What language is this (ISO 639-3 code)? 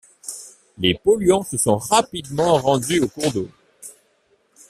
fra